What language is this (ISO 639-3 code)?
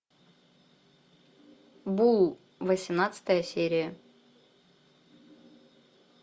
rus